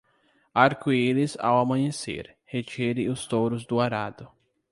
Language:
Portuguese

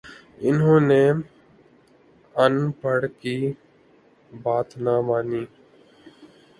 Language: Urdu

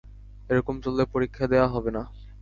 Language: Bangla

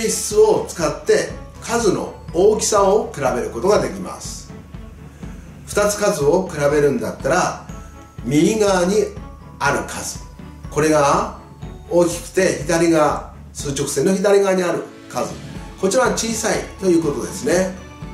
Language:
Japanese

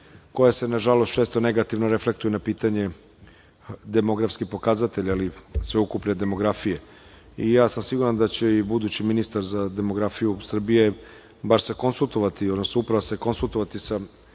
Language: Serbian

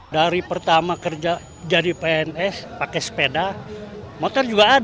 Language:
Indonesian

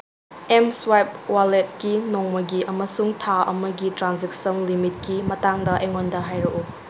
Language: Manipuri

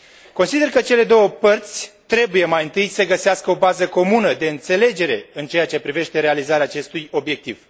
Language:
Romanian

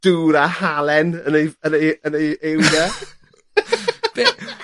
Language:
Welsh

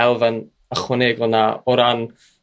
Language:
Welsh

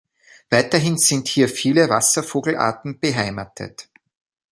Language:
German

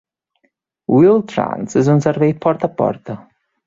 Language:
Catalan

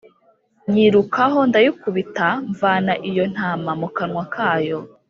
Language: Kinyarwanda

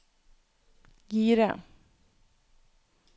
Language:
Norwegian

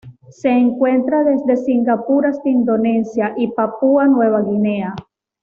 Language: Spanish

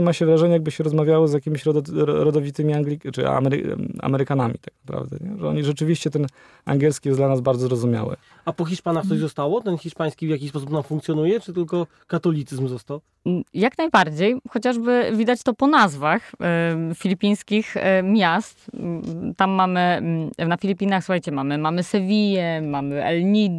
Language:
Polish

